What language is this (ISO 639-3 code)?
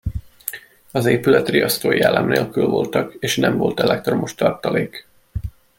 hun